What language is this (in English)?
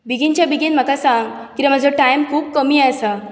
Konkani